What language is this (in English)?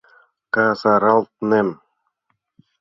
Mari